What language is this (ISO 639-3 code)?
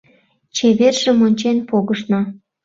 chm